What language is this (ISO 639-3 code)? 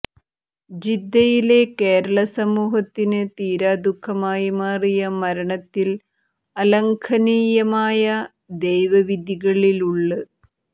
mal